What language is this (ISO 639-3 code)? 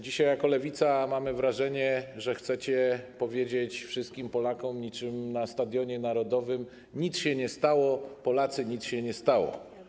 pol